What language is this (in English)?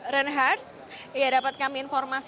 Indonesian